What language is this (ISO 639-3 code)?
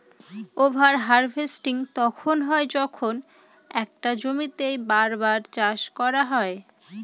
ben